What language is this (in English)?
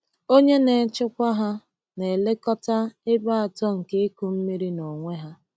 Igbo